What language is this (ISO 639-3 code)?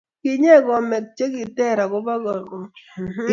kln